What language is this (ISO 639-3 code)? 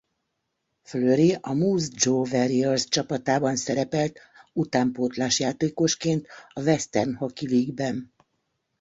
hun